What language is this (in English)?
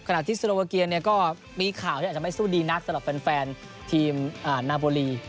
Thai